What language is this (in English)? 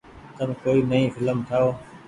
Goaria